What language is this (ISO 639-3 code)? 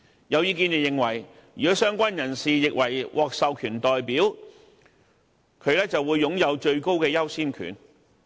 yue